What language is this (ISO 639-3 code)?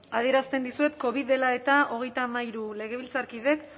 eus